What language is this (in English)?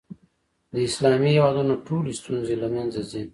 Pashto